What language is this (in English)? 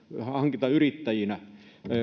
Finnish